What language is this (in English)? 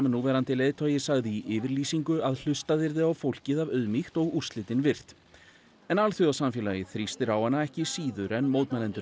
Icelandic